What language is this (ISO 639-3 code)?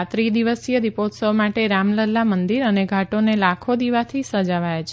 guj